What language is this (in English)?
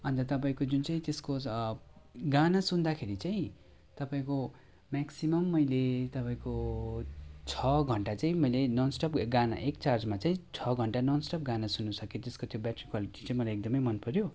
Nepali